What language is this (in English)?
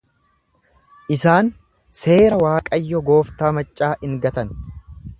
Oromo